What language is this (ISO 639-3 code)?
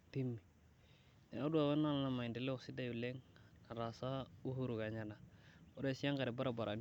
mas